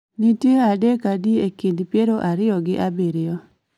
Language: Luo (Kenya and Tanzania)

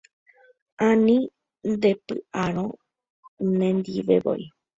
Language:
Guarani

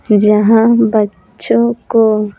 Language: Hindi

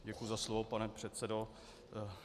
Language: Czech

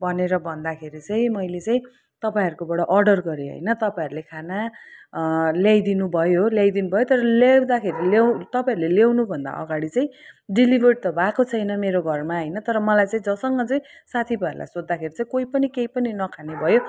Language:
Nepali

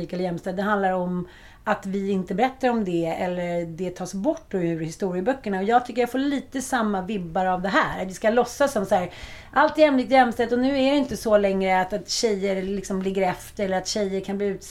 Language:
Swedish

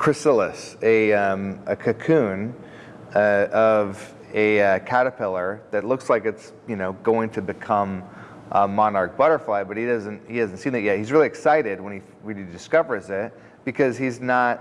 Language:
English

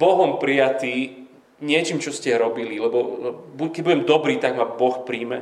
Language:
Slovak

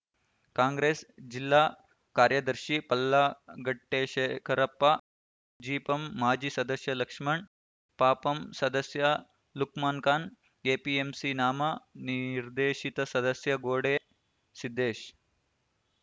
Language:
Kannada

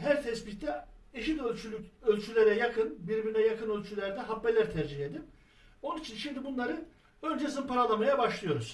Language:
Turkish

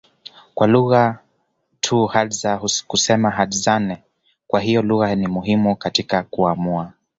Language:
Swahili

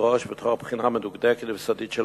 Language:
Hebrew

